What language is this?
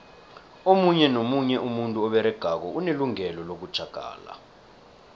South Ndebele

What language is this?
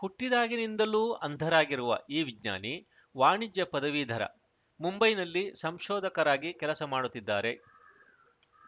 Kannada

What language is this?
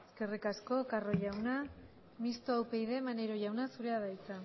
Basque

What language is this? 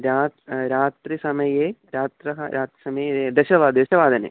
Sanskrit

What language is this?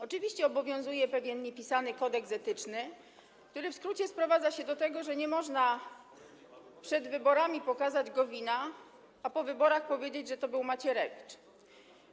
Polish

